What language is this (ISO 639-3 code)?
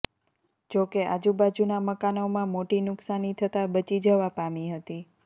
guj